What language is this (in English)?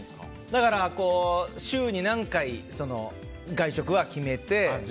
Japanese